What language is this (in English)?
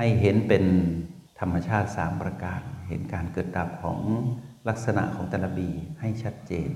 Thai